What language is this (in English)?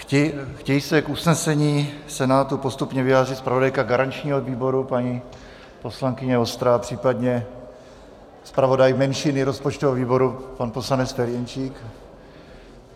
Czech